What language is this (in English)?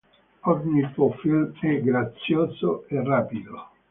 Italian